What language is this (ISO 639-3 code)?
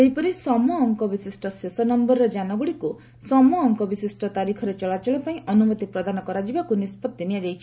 ori